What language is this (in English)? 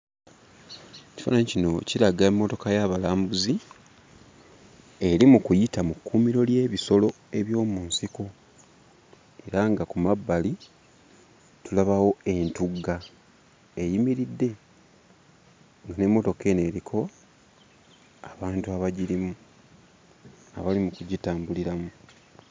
Ganda